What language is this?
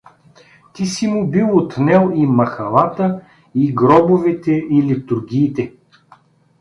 Bulgarian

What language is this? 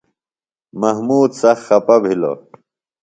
Phalura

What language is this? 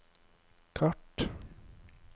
Norwegian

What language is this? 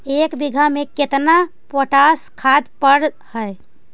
Magahi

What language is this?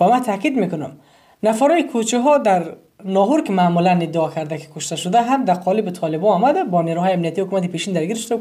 Persian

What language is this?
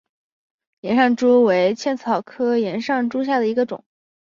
Chinese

